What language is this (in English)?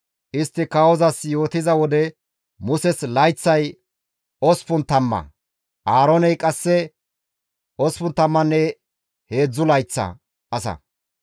Gamo